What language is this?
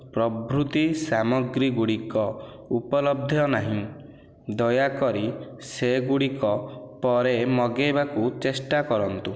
Odia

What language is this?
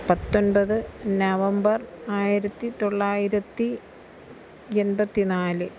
Malayalam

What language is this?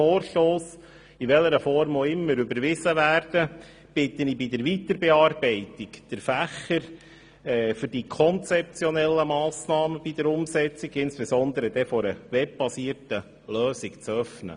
Swiss German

